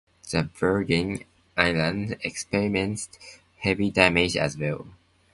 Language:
English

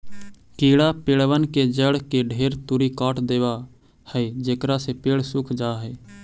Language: Magahi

